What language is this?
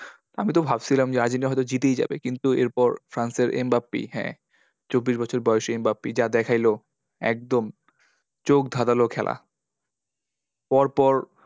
Bangla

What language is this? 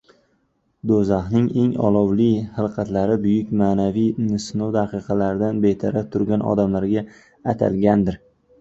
Uzbek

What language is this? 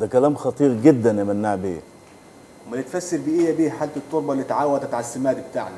Arabic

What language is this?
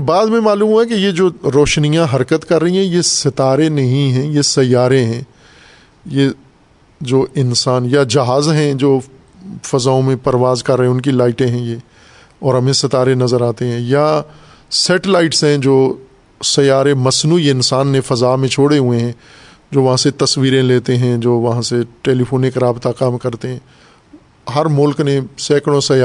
Urdu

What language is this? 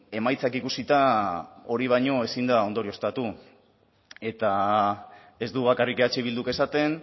Basque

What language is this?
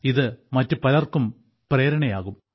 Malayalam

